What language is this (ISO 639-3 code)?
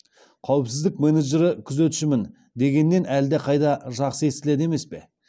kaz